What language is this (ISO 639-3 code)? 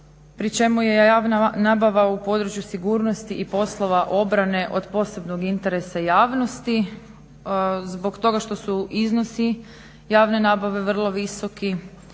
hrv